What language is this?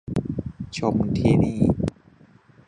Thai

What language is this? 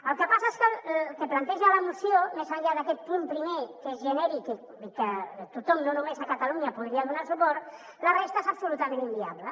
Catalan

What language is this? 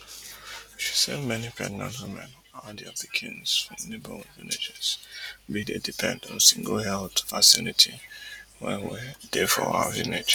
Nigerian Pidgin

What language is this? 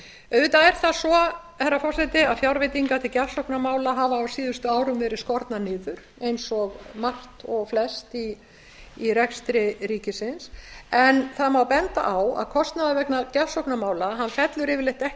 Icelandic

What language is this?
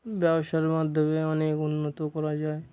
Bangla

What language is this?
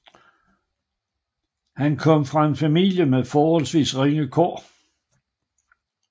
Danish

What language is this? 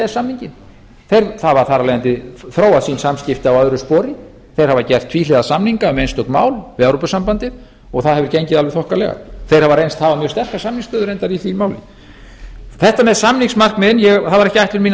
Icelandic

